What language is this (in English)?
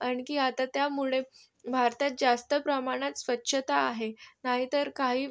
Marathi